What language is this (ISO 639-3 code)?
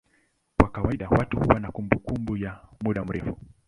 swa